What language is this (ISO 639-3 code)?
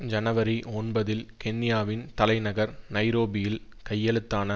tam